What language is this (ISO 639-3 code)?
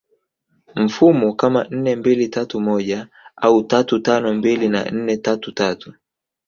swa